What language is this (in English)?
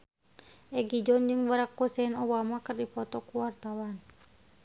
Sundanese